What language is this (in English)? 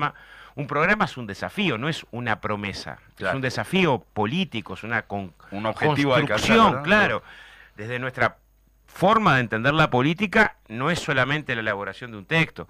Spanish